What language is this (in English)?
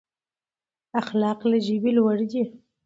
Pashto